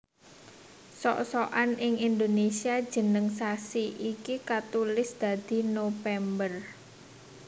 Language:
Javanese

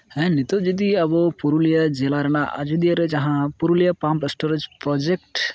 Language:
Santali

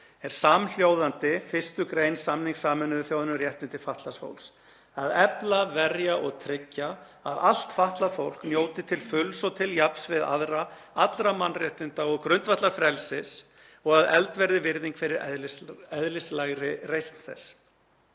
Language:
Icelandic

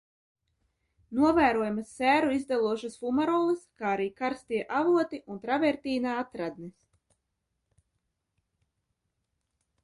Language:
Latvian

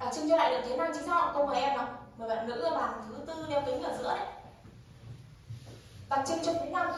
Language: Vietnamese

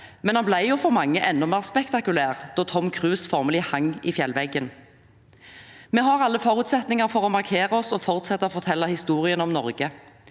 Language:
Norwegian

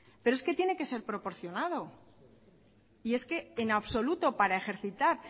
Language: Spanish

